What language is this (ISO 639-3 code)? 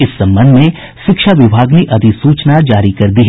hin